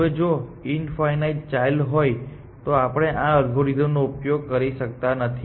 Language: Gujarati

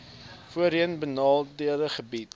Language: Afrikaans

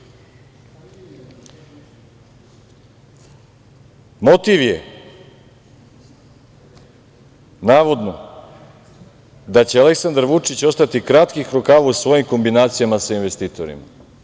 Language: Serbian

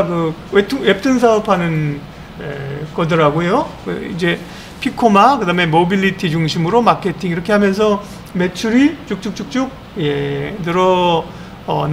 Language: Korean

